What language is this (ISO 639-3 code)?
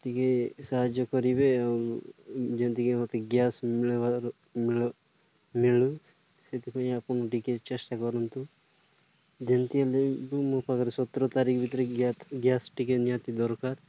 ori